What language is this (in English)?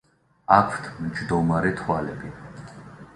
Georgian